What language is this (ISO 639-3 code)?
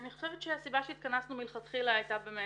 heb